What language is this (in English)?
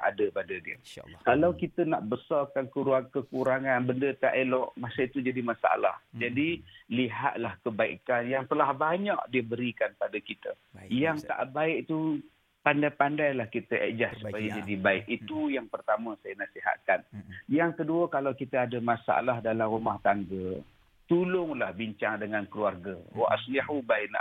Malay